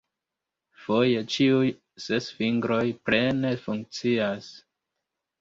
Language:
Esperanto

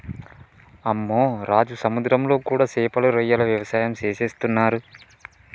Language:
Telugu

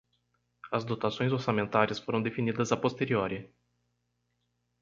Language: Portuguese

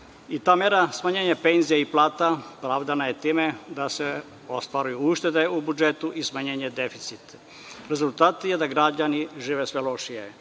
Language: Serbian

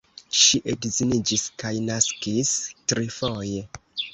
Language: Esperanto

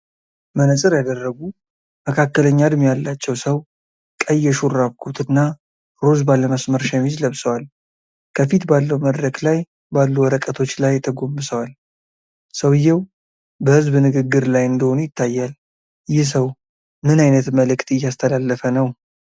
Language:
Amharic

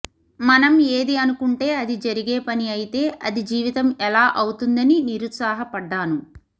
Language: Telugu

